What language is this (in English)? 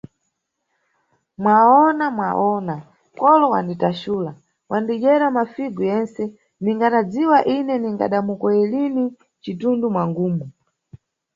Nyungwe